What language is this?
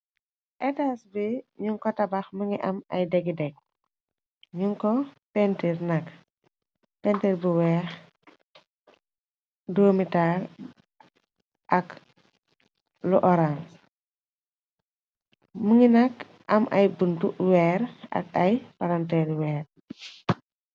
Wolof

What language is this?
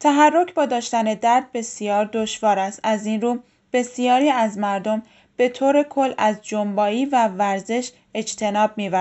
Persian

